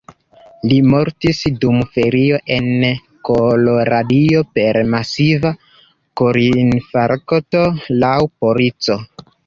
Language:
Esperanto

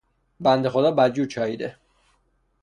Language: Persian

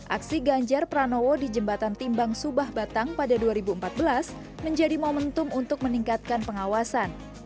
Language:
Indonesian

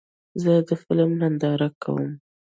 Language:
Pashto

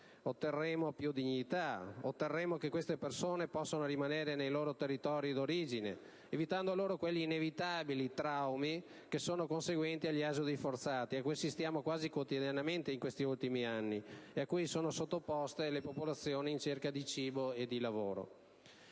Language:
Italian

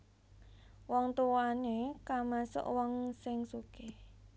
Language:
Javanese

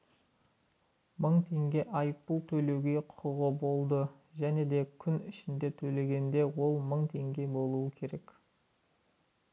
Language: Kazakh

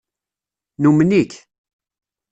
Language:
Kabyle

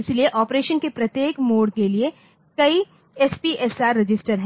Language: Hindi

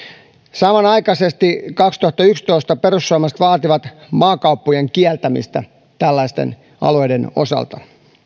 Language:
Finnish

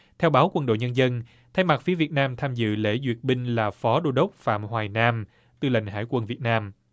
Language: Vietnamese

